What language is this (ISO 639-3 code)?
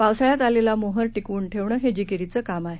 mar